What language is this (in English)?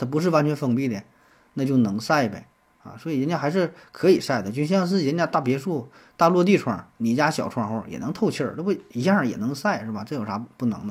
Chinese